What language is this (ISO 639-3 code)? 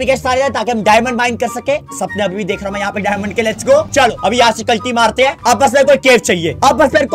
hin